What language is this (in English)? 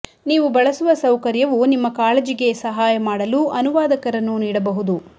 Kannada